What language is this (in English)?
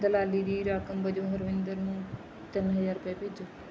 Punjabi